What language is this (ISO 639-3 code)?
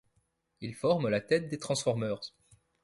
fra